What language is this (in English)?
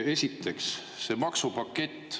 Estonian